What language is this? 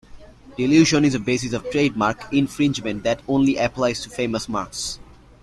English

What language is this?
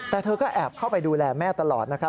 Thai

